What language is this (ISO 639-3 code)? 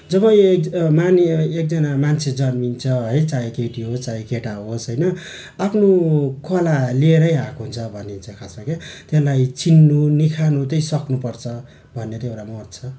nep